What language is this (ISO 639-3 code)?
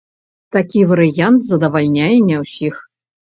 bel